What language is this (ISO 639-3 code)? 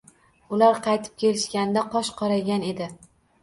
uzb